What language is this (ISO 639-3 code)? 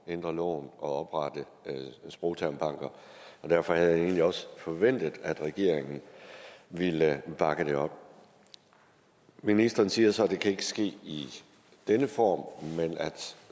dan